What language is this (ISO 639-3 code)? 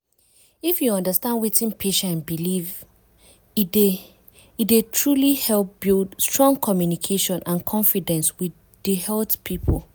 pcm